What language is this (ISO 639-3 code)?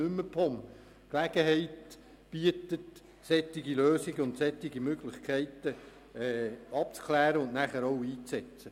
gsw